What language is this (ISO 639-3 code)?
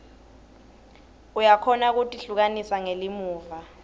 ssw